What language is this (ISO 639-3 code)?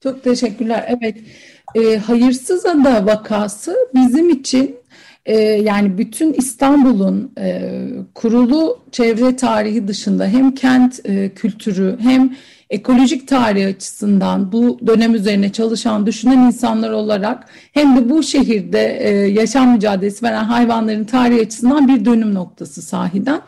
tur